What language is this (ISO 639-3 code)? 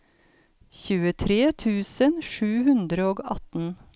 nor